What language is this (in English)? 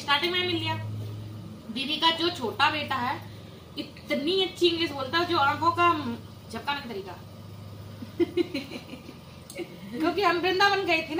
Hindi